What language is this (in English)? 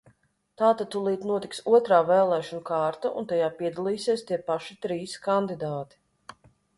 Latvian